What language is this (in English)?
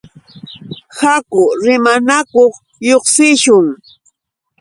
Yauyos Quechua